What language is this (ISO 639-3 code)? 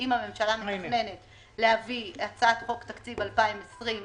heb